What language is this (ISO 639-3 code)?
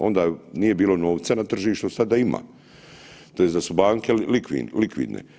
hrv